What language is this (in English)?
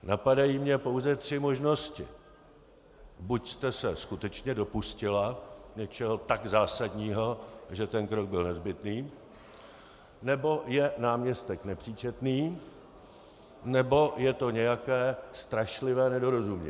Czech